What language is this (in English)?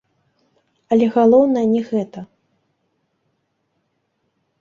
Belarusian